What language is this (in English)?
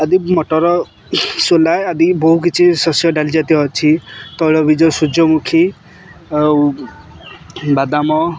Odia